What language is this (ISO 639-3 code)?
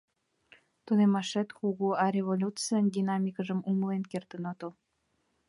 chm